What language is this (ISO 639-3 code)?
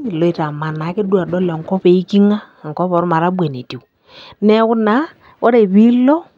mas